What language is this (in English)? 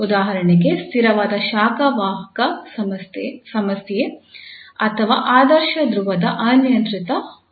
Kannada